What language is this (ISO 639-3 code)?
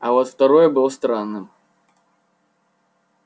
rus